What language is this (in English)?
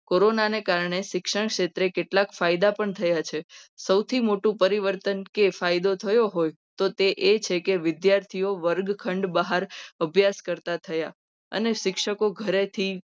Gujarati